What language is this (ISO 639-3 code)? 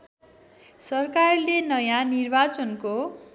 nep